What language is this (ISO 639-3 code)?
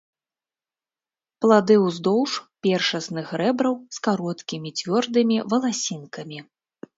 bel